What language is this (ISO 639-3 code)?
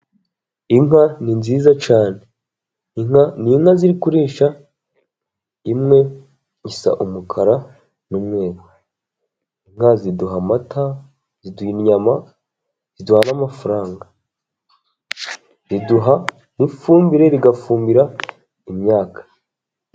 kin